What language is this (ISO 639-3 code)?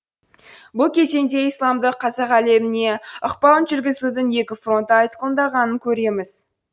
kaz